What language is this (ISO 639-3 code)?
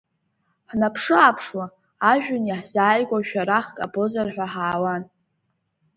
abk